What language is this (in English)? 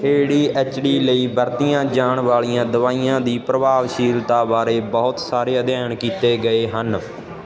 Punjabi